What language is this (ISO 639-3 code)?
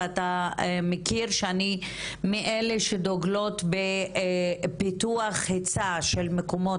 heb